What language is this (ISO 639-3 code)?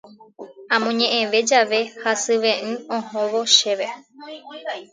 grn